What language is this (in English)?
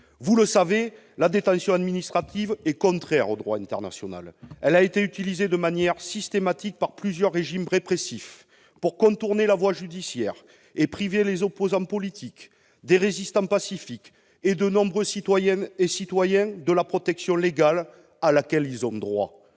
French